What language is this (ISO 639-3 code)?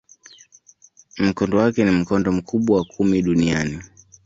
swa